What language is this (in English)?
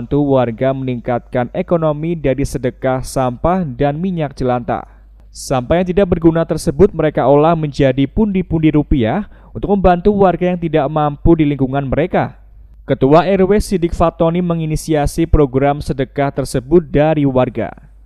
Indonesian